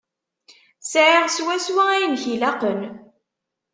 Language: Kabyle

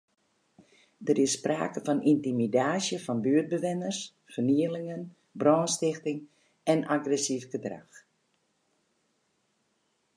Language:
Western Frisian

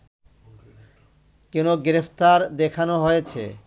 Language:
Bangla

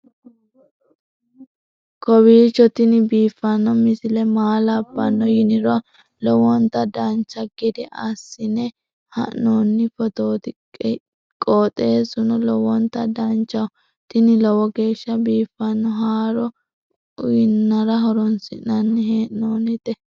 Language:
Sidamo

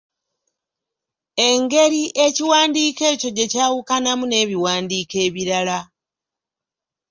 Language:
Ganda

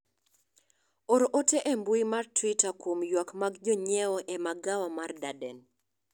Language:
Luo (Kenya and Tanzania)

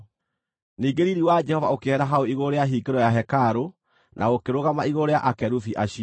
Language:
Kikuyu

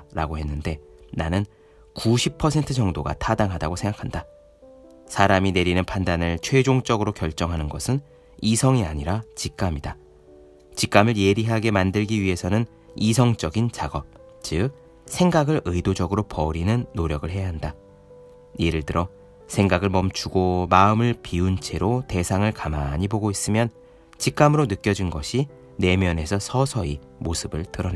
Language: Korean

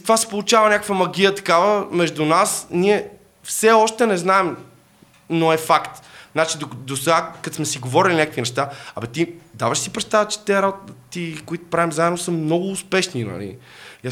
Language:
Bulgarian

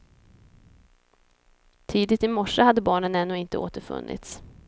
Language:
Swedish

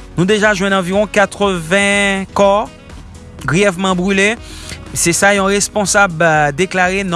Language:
French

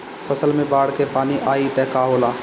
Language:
Bhojpuri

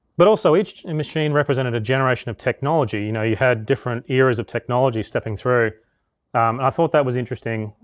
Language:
English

